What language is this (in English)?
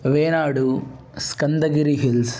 Sanskrit